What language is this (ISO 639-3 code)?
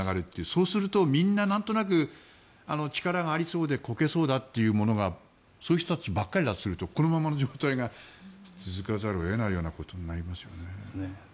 jpn